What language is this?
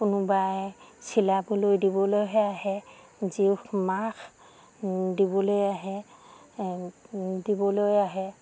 Assamese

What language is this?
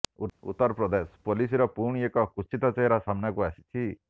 Odia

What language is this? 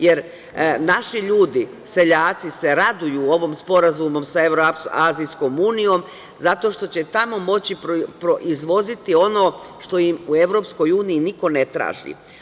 Serbian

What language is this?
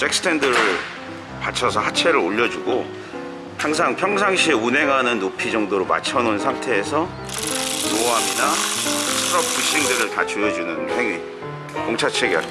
Korean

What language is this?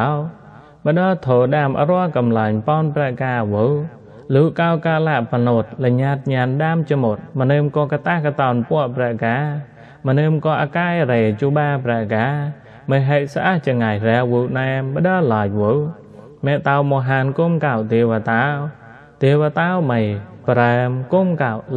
Thai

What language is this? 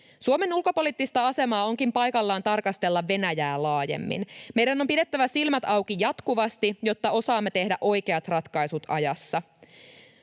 Finnish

